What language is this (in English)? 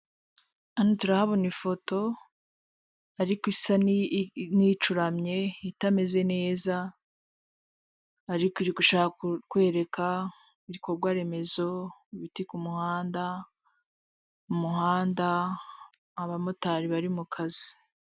Kinyarwanda